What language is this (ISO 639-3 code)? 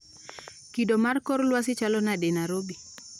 luo